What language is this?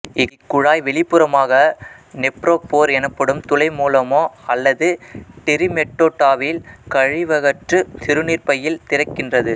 Tamil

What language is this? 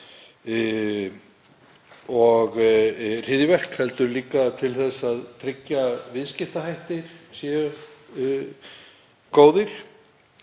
Icelandic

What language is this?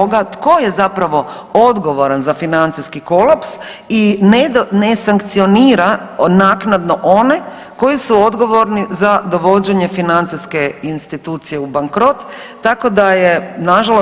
Croatian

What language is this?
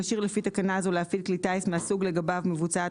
Hebrew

